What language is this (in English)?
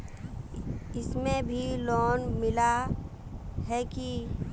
Magahi